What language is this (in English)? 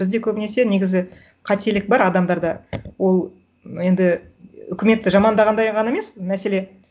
Kazakh